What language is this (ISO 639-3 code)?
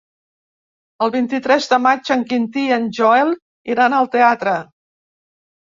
cat